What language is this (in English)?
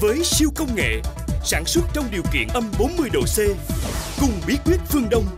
Vietnamese